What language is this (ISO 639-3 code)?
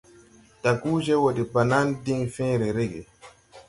tui